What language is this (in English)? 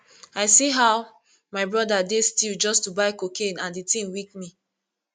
Nigerian Pidgin